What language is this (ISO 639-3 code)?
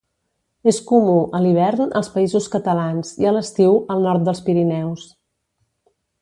cat